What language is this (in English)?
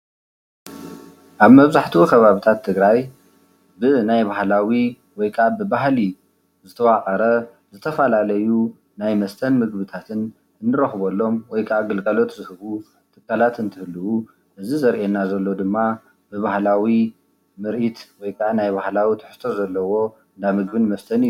Tigrinya